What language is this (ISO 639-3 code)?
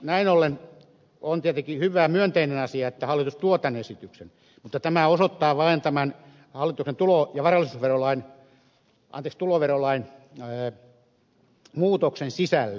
fin